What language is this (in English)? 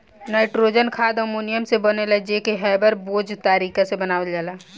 Bhojpuri